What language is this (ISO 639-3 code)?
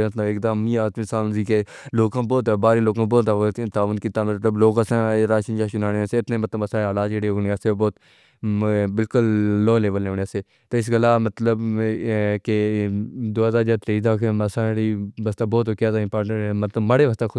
phr